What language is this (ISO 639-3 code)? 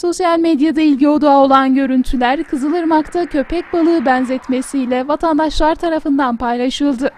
tur